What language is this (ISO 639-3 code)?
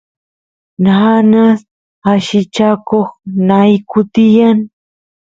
qus